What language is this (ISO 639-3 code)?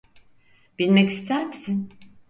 tur